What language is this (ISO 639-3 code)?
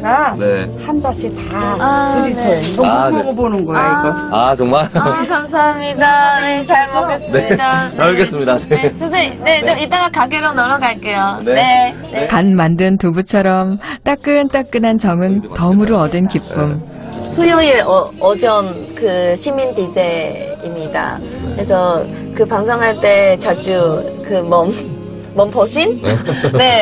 kor